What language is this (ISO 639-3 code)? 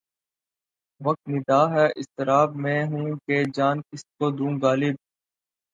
urd